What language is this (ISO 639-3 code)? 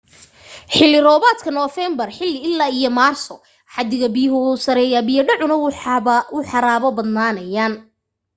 som